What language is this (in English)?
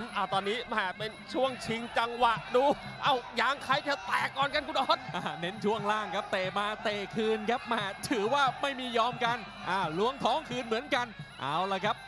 Thai